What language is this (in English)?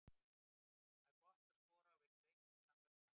Icelandic